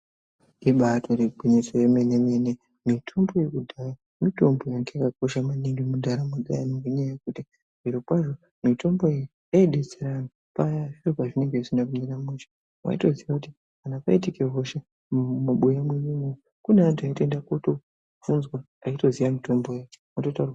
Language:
Ndau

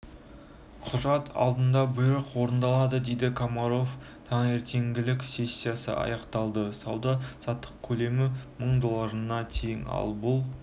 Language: Kazakh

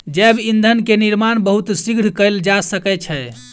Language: Maithili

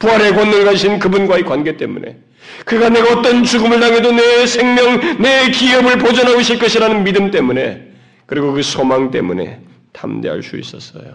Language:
Korean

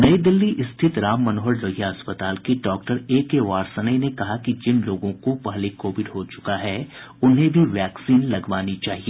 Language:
Hindi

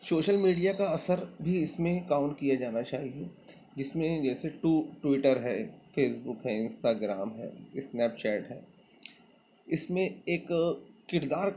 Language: Urdu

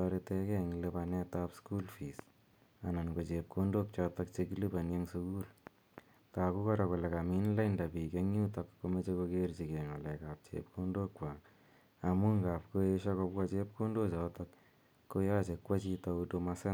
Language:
Kalenjin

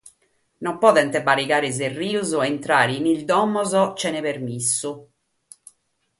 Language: Sardinian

